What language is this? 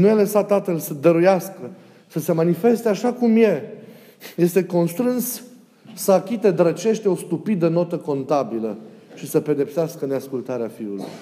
Romanian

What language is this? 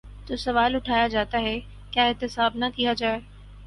Urdu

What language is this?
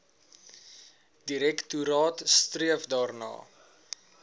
Afrikaans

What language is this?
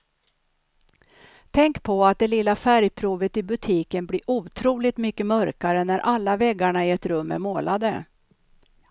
Swedish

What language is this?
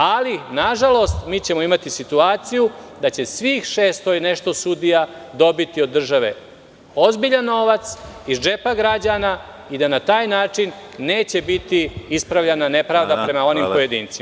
Serbian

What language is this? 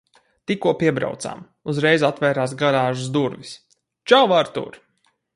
Latvian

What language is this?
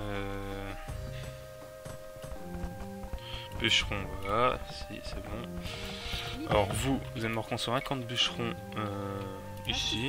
French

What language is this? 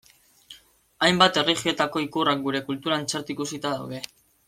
Basque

